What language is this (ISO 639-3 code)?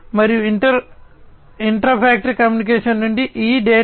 tel